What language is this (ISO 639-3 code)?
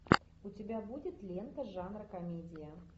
rus